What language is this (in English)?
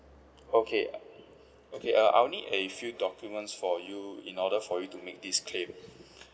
English